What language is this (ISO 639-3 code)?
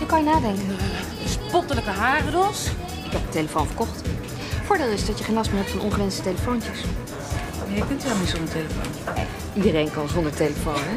nld